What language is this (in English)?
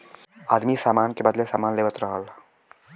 Bhojpuri